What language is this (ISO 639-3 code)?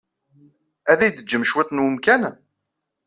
kab